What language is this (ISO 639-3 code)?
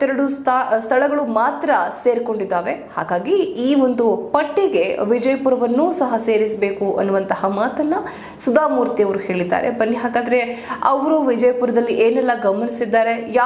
kan